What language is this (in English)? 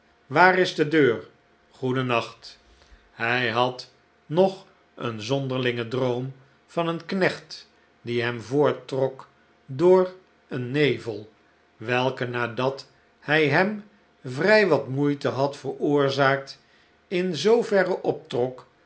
Dutch